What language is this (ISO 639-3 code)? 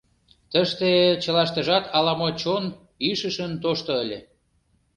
chm